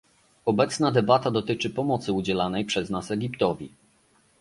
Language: Polish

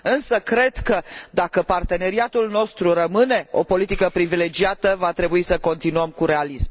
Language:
Romanian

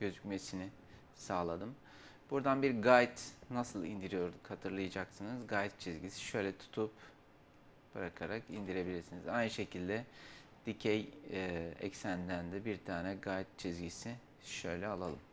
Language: Turkish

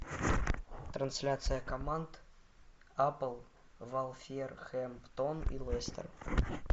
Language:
Russian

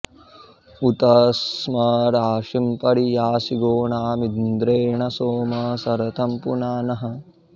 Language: Sanskrit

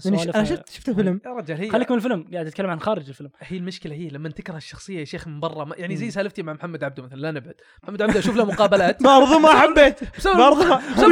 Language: Arabic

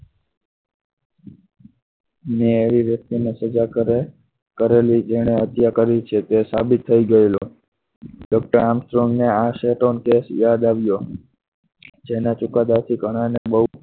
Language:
Gujarati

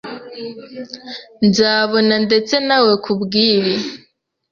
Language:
Kinyarwanda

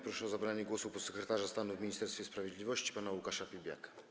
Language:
Polish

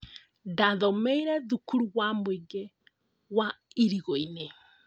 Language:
Kikuyu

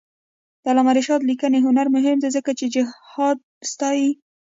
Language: Pashto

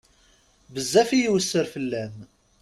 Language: Kabyle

